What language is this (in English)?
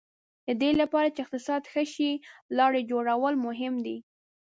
Pashto